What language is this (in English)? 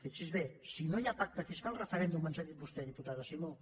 Catalan